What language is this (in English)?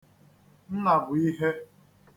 Igbo